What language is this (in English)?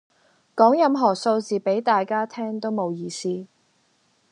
Cantonese